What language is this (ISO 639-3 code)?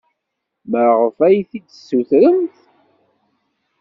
kab